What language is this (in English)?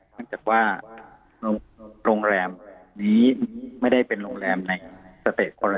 Thai